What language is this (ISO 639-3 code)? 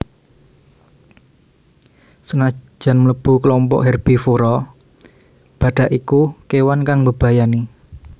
jav